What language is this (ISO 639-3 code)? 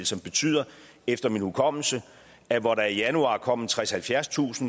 dan